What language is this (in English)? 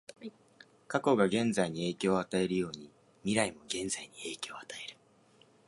Japanese